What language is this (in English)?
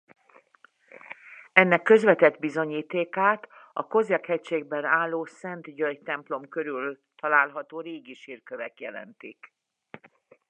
Hungarian